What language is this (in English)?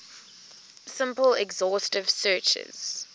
English